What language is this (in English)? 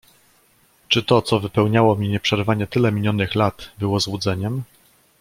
Polish